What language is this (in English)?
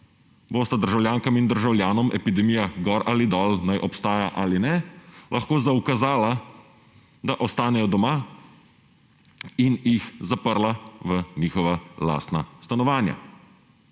Slovenian